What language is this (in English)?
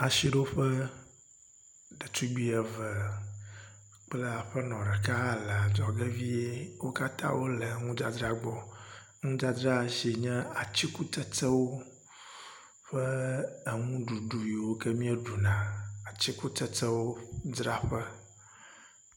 Ewe